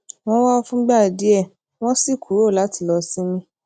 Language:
Yoruba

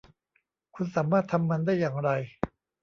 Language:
Thai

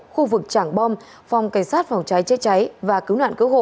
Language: Vietnamese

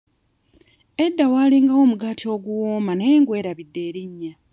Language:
Ganda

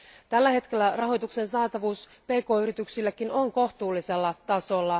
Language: Finnish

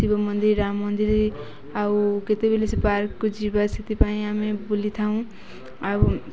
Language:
Odia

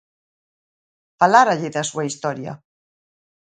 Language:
Galician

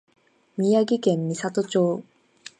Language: Japanese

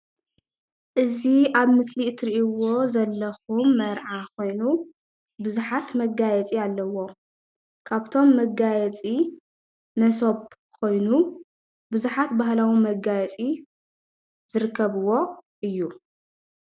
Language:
Tigrinya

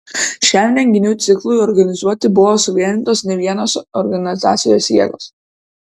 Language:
Lithuanian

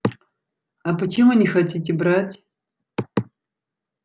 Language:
Russian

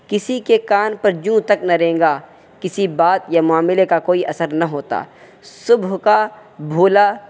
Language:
Urdu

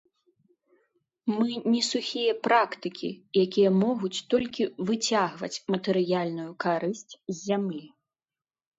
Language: Belarusian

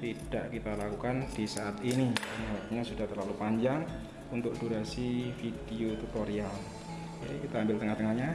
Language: Indonesian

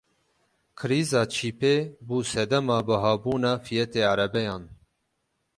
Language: Kurdish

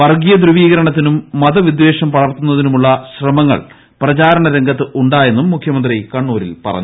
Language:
Malayalam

